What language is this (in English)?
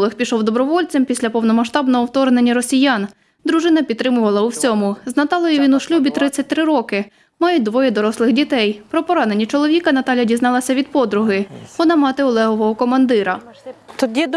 Ukrainian